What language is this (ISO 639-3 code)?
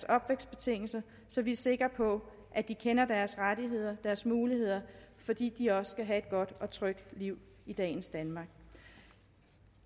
dan